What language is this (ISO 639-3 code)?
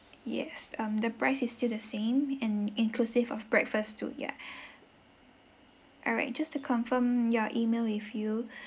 eng